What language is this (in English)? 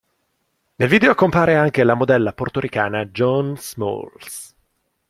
Italian